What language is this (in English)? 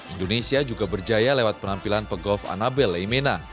Indonesian